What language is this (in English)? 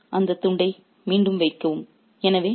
Tamil